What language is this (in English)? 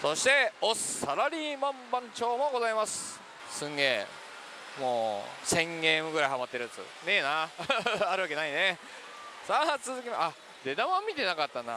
Japanese